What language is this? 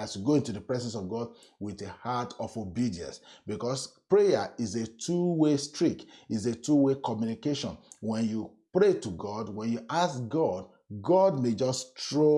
English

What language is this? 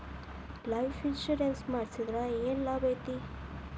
Kannada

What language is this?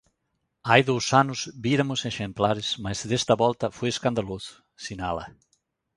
Galician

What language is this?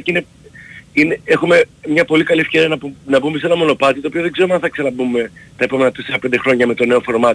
Greek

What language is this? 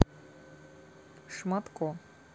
Russian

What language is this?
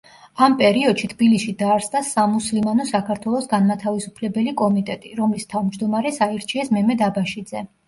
Georgian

